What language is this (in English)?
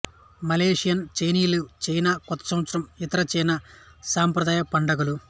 Telugu